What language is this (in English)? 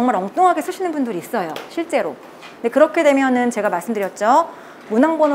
Korean